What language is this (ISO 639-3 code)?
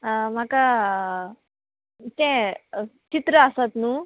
kok